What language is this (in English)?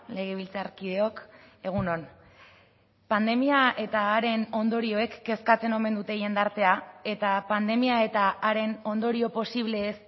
Basque